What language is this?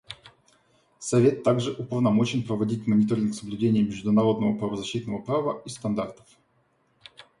Russian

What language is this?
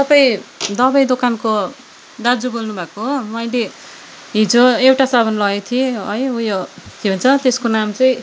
Nepali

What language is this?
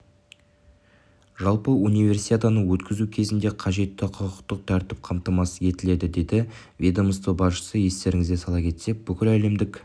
Kazakh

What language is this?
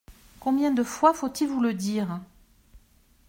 French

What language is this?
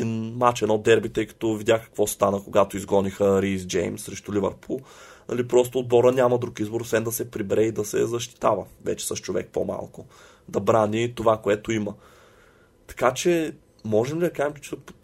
Bulgarian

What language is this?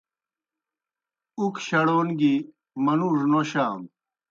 Kohistani Shina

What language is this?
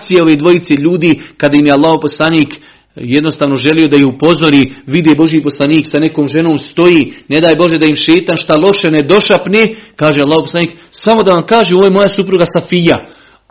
Croatian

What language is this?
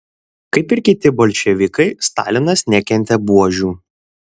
Lithuanian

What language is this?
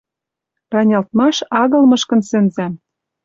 Western Mari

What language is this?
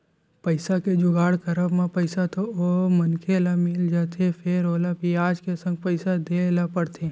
Chhattisgarhi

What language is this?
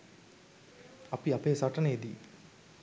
Sinhala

